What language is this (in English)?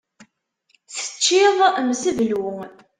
Kabyle